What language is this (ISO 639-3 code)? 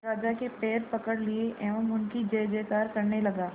hin